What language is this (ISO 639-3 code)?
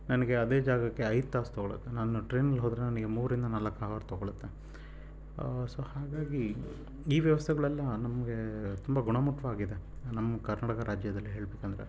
kan